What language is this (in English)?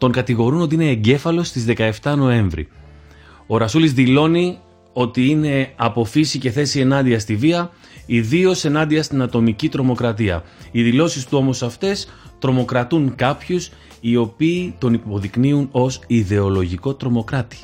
Greek